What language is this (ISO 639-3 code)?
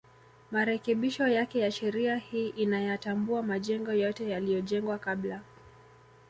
swa